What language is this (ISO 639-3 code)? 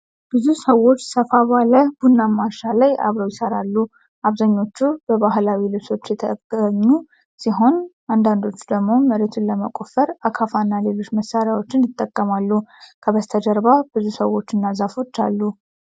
amh